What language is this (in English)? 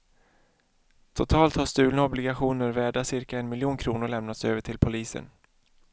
Swedish